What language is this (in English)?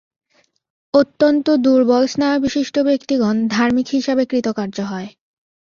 Bangla